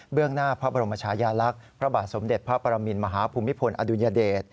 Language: Thai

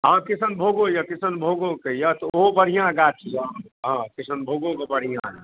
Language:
Maithili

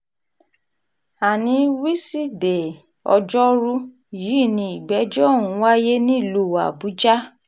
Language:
Yoruba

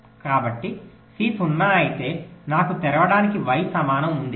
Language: Telugu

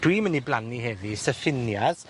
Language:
Welsh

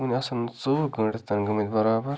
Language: Kashmiri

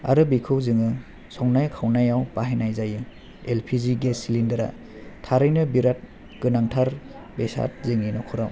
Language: Bodo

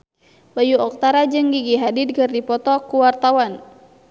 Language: Sundanese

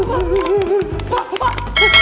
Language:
Indonesian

